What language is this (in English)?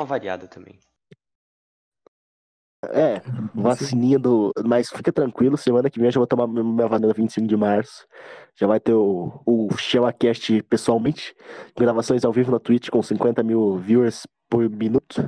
Portuguese